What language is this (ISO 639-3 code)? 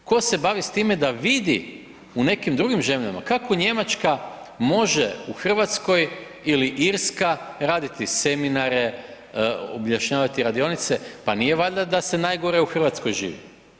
hrv